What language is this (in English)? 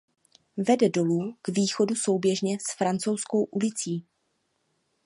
Czech